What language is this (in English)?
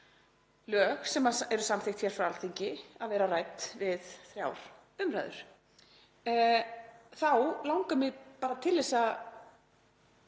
Icelandic